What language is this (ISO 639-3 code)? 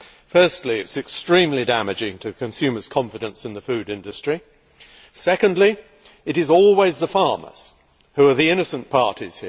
eng